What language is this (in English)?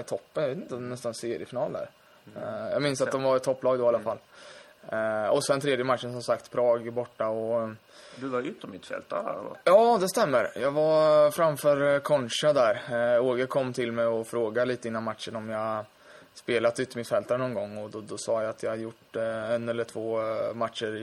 Swedish